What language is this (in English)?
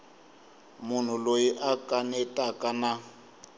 Tsonga